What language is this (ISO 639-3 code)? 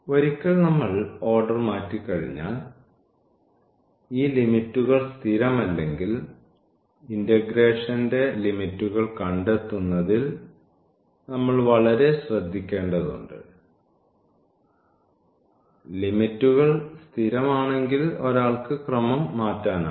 mal